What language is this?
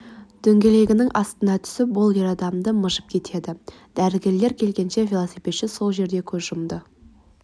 Kazakh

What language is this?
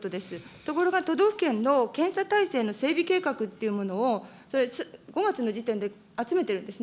Japanese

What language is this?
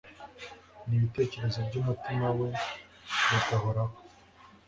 Kinyarwanda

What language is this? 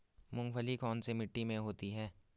Hindi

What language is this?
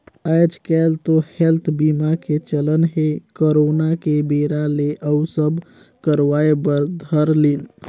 Chhattisgarhi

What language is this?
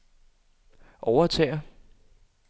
Danish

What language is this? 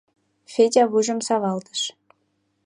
Mari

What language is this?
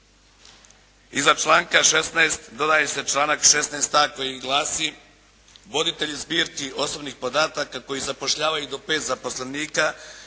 Croatian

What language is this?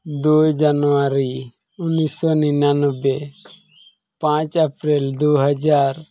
Santali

